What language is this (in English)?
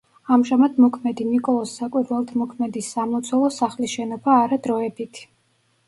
Georgian